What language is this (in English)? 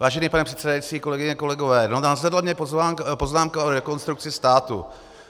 Czech